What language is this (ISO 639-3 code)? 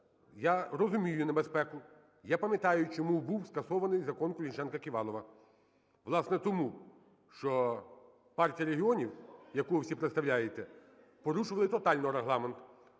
ukr